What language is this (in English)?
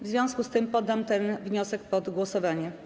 Polish